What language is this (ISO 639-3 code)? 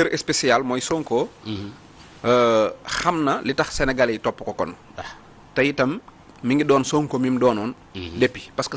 ind